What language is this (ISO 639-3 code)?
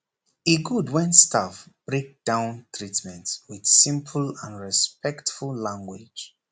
pcm